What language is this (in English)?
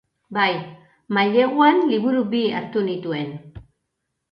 Basque